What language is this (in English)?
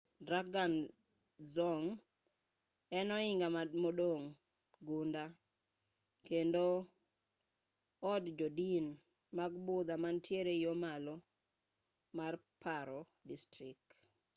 Luo (Kenya and Tanzania)